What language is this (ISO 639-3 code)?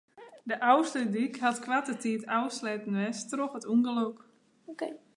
fry